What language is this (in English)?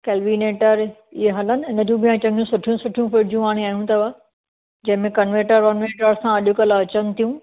Sindhi